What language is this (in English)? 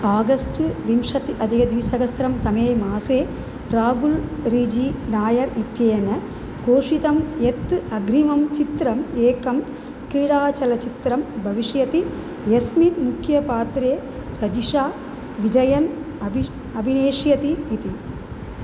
Sanskrit